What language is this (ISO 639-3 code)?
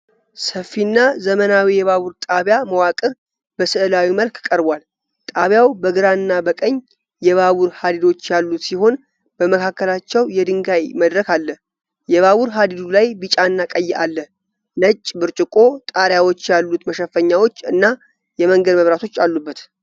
amh